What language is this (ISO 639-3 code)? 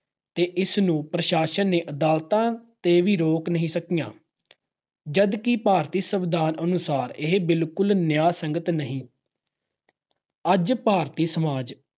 pan